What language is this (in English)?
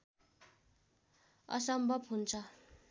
Nepali